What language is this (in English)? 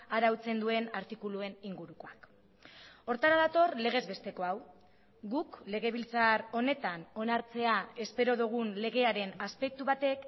Basque